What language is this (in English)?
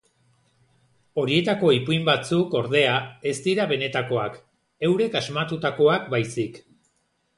Basque